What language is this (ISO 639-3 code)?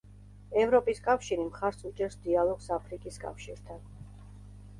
kat